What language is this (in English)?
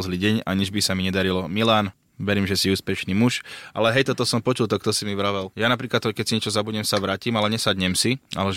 Slovak